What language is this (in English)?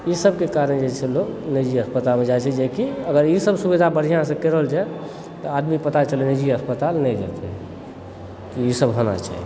Maithili